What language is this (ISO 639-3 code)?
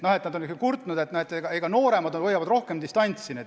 est